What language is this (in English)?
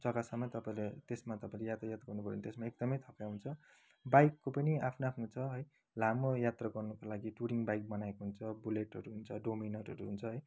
Nepali